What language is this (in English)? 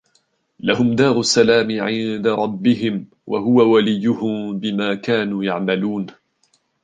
Arabic